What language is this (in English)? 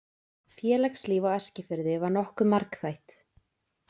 Icelandic